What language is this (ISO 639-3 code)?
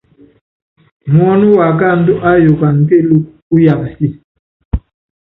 yav